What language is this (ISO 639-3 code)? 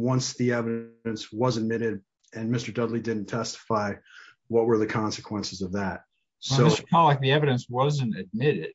eng